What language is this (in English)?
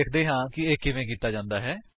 Punjabi